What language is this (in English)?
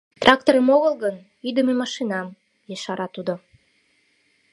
Mari